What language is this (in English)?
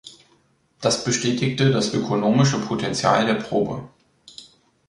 German